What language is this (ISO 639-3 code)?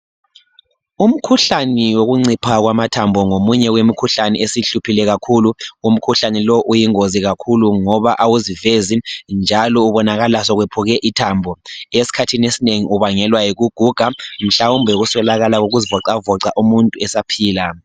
nde